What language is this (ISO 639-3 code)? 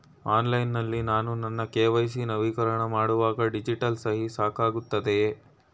kan